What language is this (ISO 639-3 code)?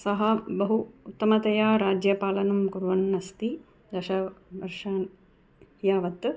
san